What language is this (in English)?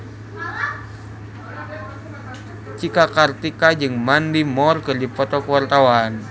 Sundanese